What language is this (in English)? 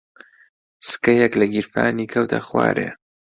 Central Kurdish